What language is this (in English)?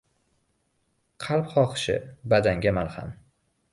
Uzbek